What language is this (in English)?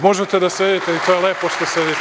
Serbian